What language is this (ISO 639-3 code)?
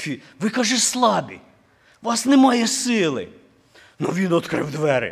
ukr